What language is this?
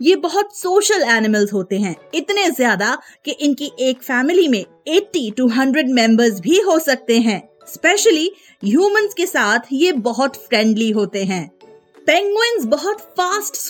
Hindi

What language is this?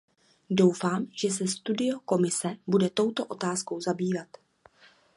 Czech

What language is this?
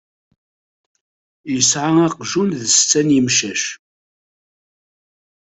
Kabyle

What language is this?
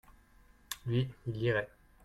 French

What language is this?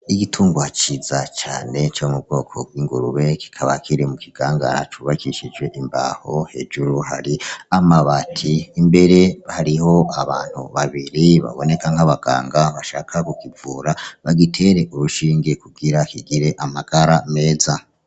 Rundi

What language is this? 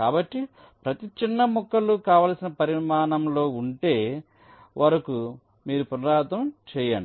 Telugu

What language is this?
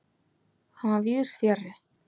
Icelandic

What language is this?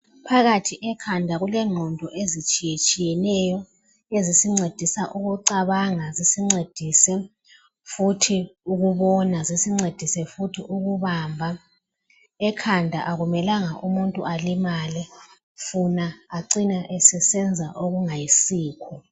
North Ndebele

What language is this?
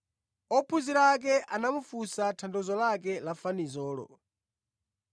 Nyanja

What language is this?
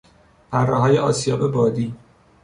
Persian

